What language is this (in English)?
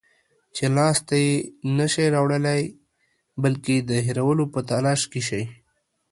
Pashto